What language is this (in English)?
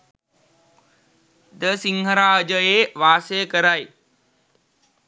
Sinhala